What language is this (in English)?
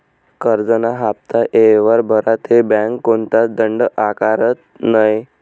Marathi